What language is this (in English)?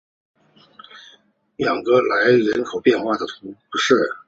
Chinese